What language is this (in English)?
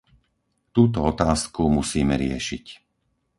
Slovak